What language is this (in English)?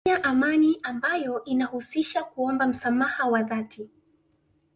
Swahili